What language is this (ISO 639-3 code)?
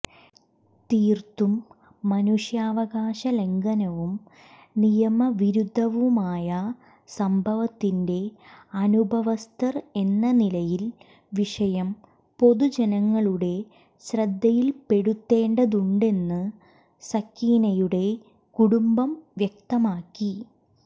mal